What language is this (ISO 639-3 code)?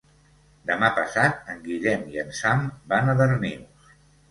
cat